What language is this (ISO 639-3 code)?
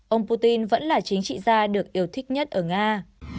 vie